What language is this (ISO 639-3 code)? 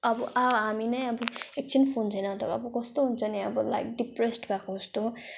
nep